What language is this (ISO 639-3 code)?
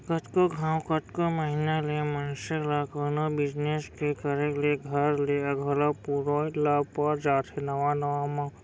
hne